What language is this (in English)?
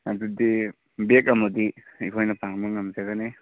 Manipuri